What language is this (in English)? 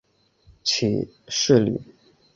Chinese